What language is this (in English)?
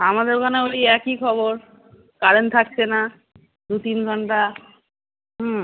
Bangla